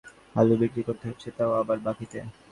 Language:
Bangla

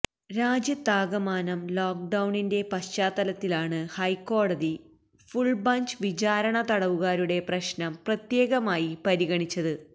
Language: Malayalam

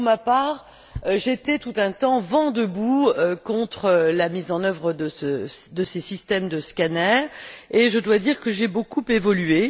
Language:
French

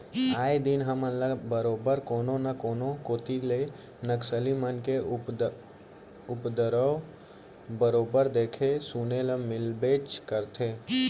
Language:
Chhattisgarhi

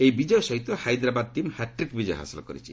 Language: Odia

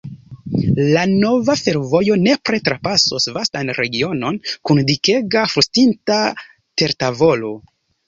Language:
Esperanto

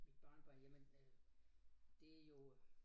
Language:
Danish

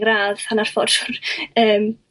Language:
Welsh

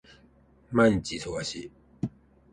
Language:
Japanese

